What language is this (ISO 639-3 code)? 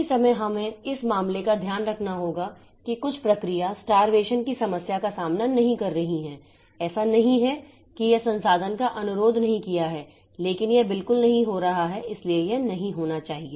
hin